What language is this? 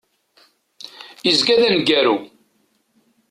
Kabyle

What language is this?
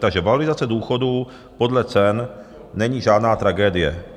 Czech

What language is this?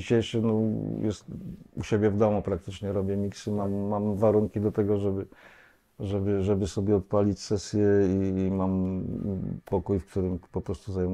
Polish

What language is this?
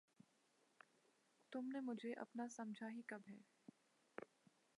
Urdu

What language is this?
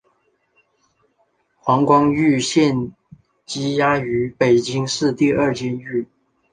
Chinese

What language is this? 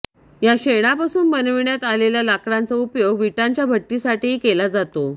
Marathi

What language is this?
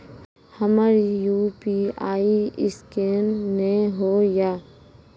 Maithili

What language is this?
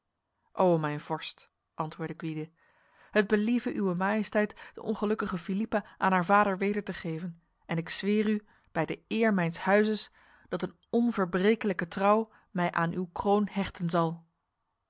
Dutch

